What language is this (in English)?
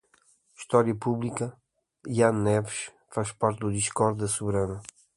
Portuguese